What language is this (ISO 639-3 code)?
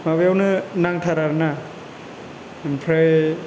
brx